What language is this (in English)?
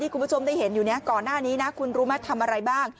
Thai